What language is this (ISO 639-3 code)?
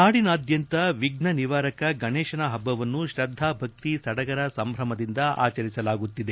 kan